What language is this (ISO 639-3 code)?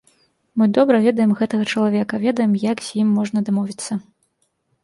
bel